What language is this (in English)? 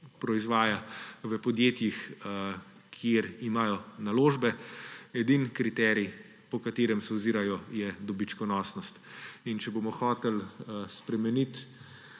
Slovenian